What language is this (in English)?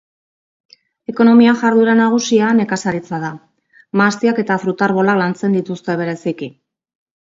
Basque